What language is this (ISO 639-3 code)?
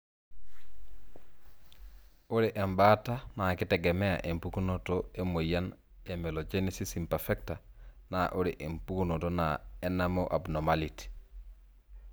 mas